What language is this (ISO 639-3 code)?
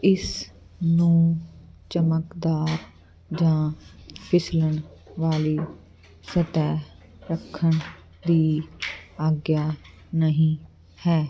pan